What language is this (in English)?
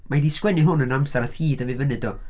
Welsh